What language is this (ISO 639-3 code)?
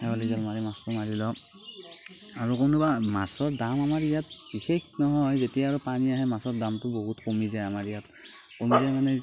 asm